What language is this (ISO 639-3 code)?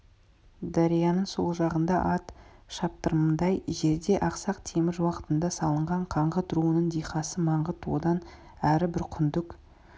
kaz